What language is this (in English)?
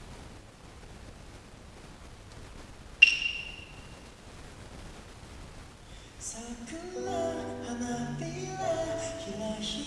Japanese